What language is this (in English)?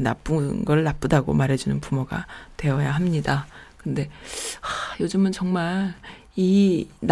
Korean